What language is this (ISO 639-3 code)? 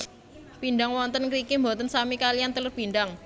jav